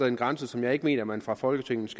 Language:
Danish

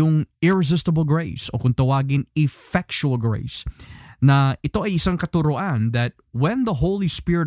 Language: Filipino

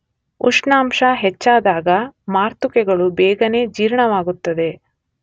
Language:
Kannada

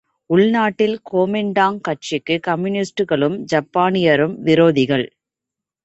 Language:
Tamil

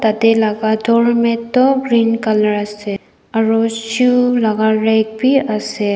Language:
Naga Pidgin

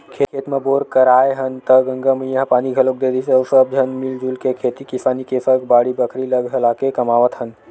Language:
Chhattisgarhi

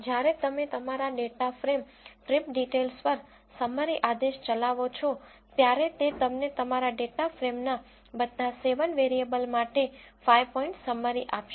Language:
Gujarati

